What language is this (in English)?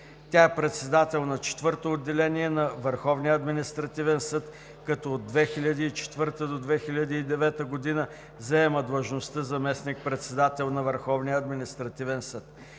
Bulgarian